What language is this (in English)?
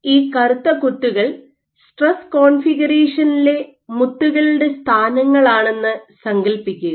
Malayalam